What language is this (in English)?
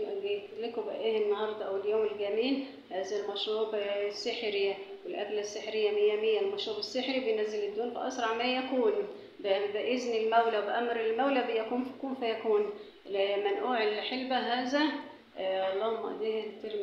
Arabic